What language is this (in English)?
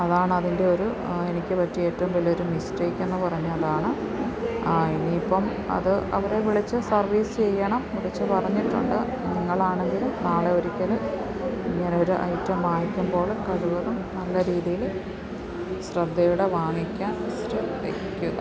Malayalam